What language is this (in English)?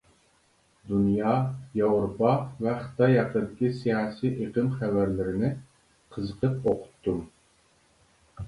Uyghur